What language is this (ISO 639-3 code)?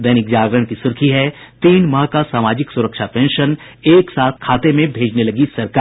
hin